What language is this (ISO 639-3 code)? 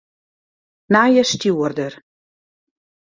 fry